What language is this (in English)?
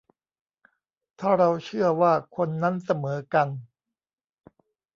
Thai